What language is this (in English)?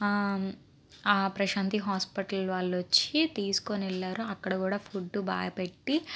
Telugu